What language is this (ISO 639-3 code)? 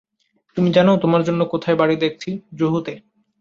ben